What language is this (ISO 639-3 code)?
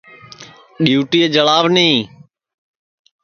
ssi